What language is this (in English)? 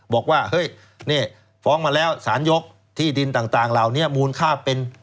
Thai